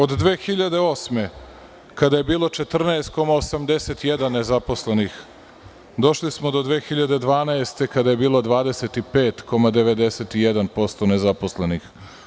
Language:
Serbian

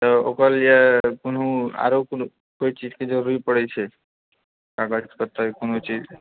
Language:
Maithili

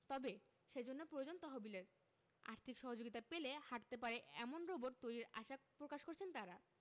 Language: Bangla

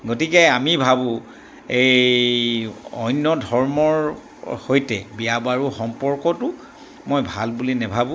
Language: Assamese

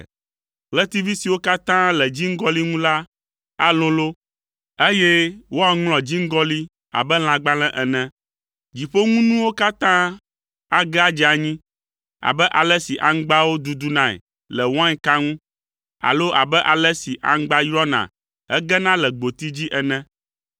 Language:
Ewe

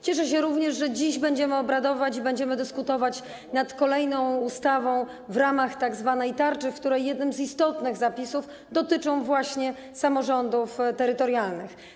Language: Polish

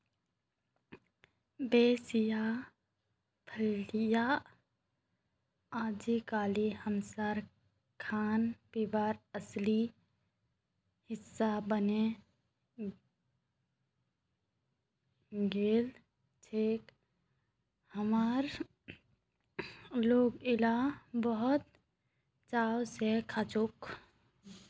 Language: Magahi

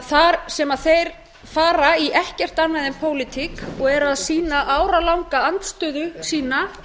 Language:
Icelandic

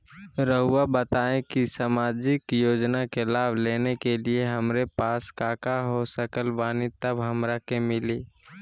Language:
Magahi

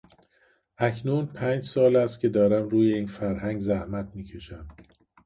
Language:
Persian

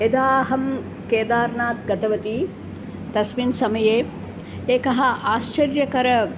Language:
Sanskrit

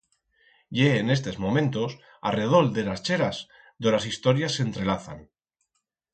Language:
Aragonese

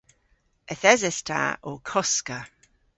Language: Cornish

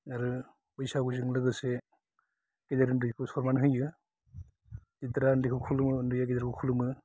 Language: Bodo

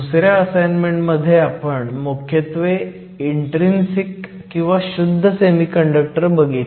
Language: Marathi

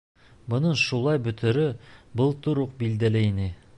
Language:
Bashkir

